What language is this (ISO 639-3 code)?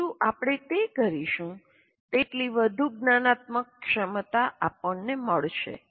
guj